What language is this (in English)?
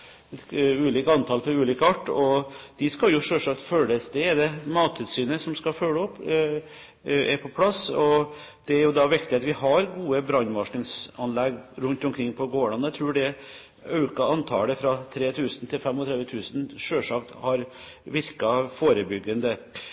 Norwegian Bokmål